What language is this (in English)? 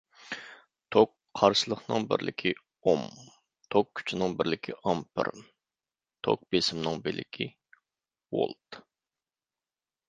Uyghur